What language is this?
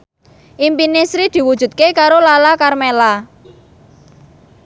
Javanese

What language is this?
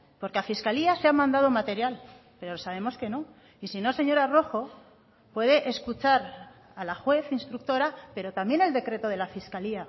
Spanish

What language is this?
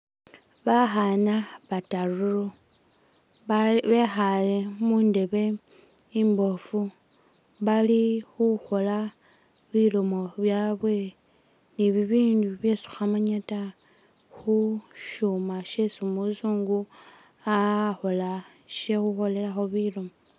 Masaaba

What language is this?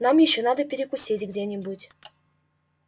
Russian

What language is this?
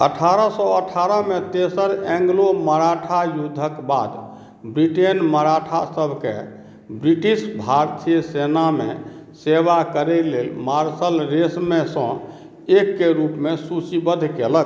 Maithili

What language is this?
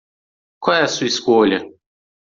Portuguese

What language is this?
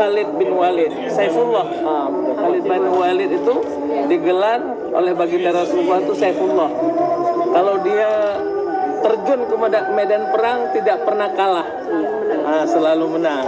Indonesian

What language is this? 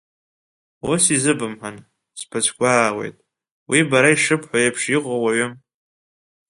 Abkhazian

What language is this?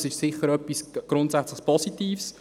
Swiss German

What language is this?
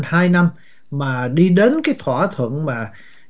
Vietnamese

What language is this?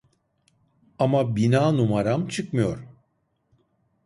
Turkish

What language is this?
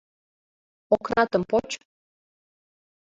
Mari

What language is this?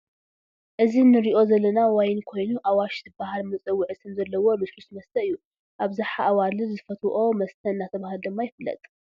Tigrinya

